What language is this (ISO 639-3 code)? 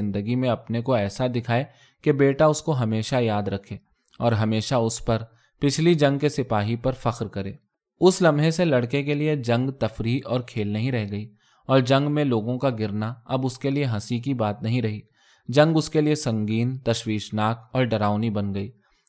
urd